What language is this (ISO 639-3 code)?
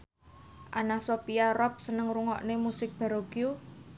jav